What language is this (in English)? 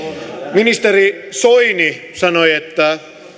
Finnish